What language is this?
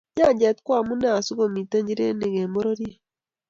Kalenjin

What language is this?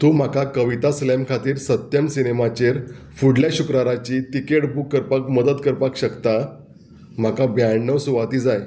Konkani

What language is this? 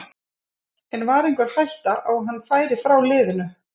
Icelandic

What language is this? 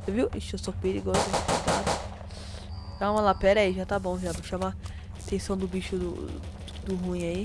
Portuguese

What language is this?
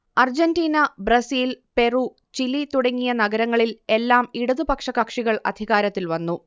Malayalam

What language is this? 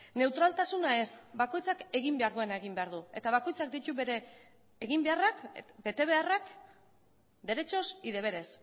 Basque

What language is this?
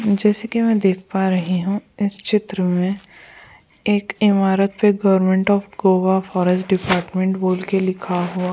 Hindi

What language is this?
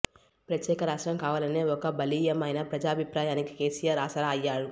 Telugu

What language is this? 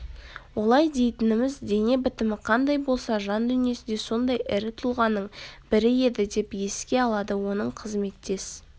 Kazakh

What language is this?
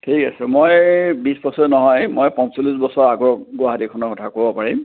Assamese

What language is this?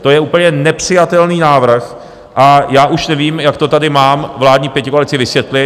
Czech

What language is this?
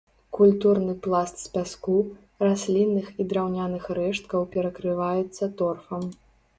Belarusian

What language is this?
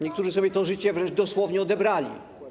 Polish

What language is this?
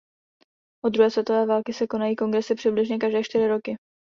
Czech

